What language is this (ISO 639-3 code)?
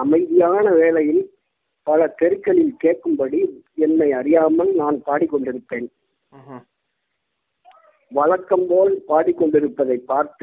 tam